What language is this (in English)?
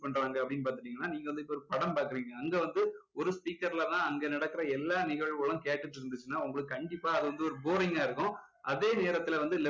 Tamil